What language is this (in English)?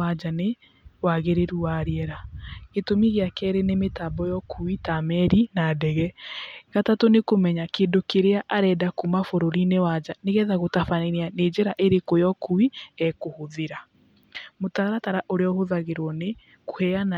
Kikuyu